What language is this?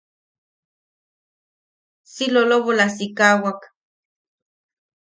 Yaqui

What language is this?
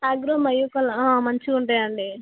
Telugu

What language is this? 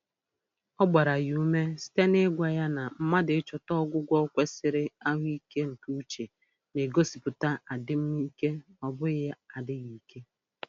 Igbo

